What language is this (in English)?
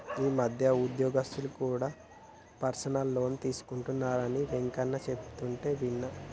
Telugu